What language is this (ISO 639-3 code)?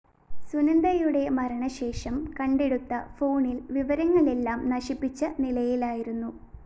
mal